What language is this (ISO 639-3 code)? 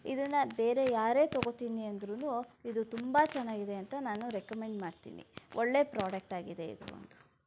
kan